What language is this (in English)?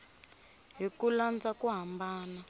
Tsonga